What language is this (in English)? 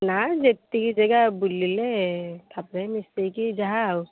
Odia